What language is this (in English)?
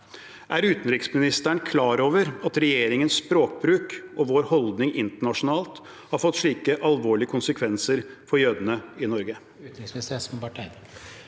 Norwegian